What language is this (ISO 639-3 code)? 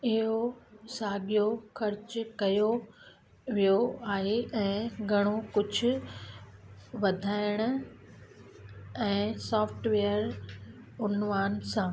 snd